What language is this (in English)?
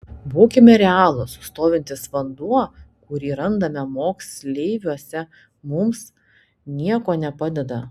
Lithuanian